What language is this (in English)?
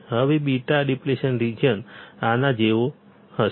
Gujarati